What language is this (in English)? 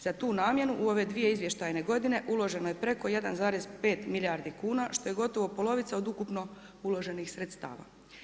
Croatian